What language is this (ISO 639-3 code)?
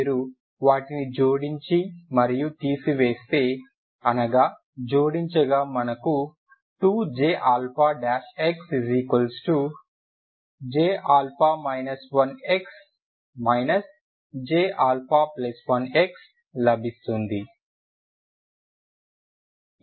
tel